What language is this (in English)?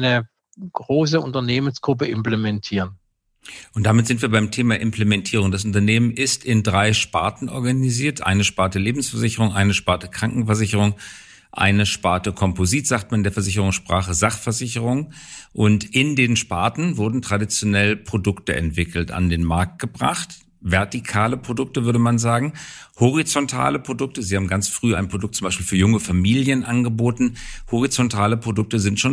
German